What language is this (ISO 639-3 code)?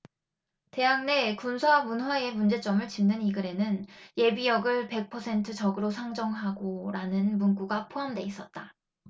kor